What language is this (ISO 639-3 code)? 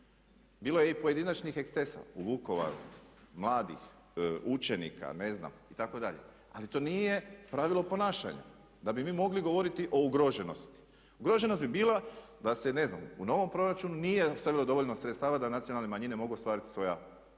hrv